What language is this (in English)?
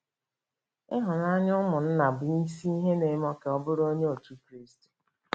Igbo